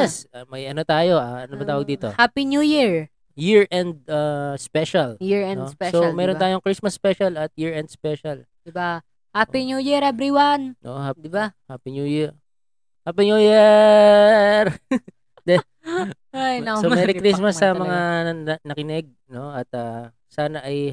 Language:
Filipino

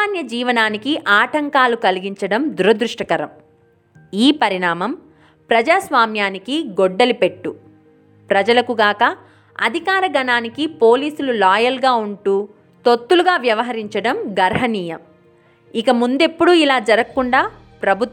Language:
Telugu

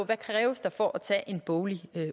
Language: Danish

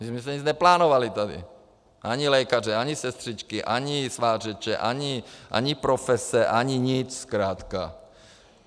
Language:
Czech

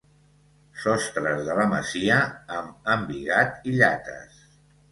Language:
Catalan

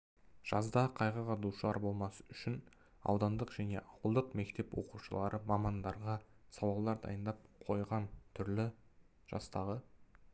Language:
Kazakh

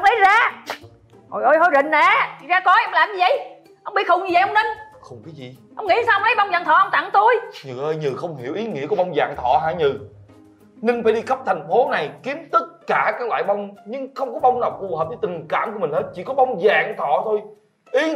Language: Vietnamese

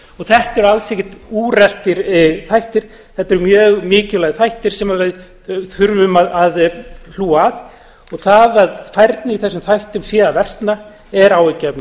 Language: Icelandic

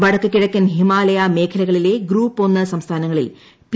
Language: Malayalam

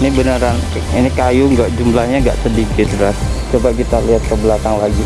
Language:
Indonesian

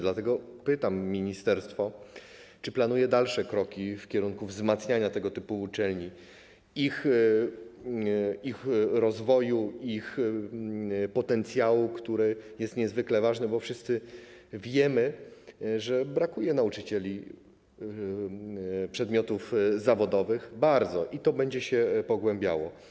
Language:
Polish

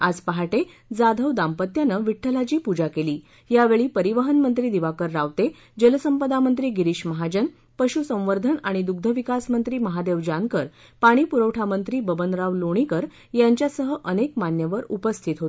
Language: Marathi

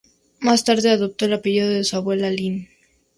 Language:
Spanish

